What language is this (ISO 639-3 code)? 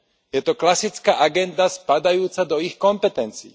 slk